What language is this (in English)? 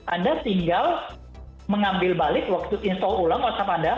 Indonesian